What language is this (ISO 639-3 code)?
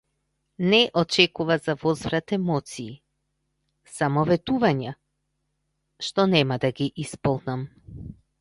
mkd